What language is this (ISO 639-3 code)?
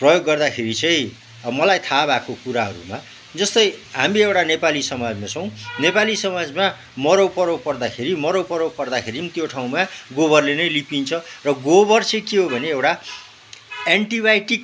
nep